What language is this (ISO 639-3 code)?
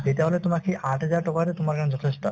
asm